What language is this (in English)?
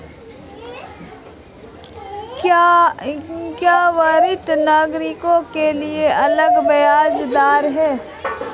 Hindi